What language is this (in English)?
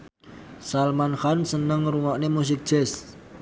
Javanese